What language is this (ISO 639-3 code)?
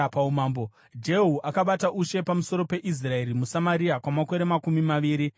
sna